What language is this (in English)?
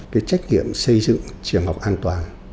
Vietnamese